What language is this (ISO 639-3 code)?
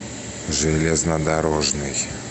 rus